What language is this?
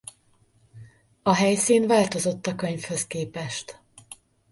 Hungarian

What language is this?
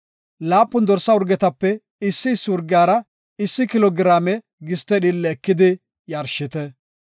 Gofa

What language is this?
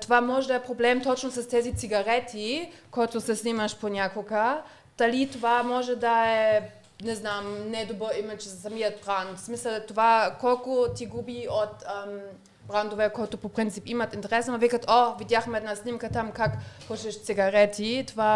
Bulgarian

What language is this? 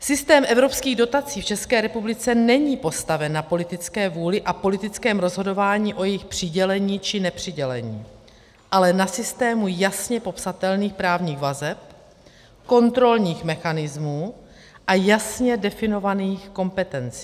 Czech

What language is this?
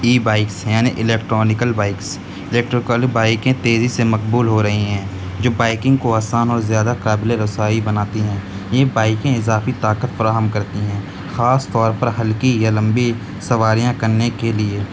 Urdu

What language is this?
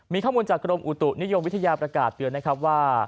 Thai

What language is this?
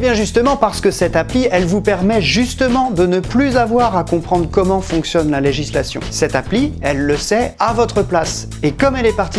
French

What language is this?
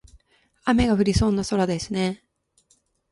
Japanese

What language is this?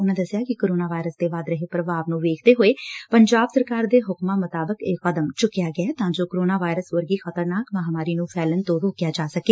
Punjabi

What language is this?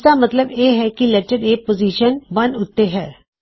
Punjabi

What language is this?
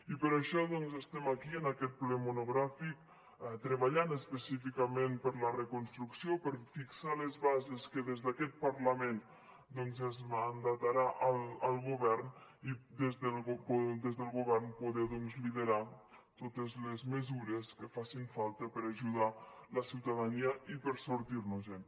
Catalan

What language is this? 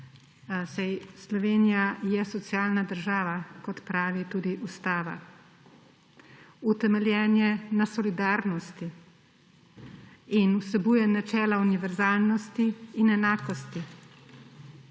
Slovenian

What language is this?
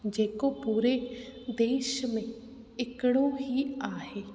Sindhi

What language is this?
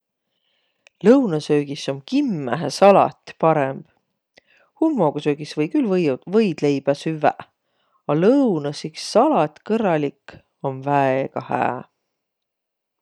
Võro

